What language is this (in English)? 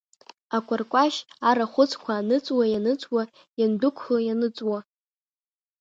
Abkhazian